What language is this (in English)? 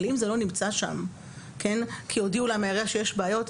Hebrew